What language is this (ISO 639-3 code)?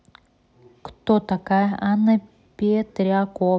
rus